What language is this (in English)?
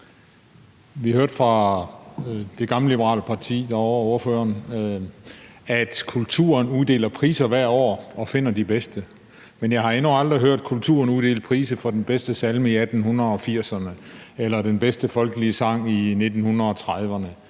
Danish